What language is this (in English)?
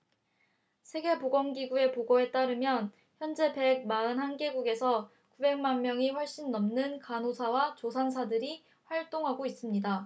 Korean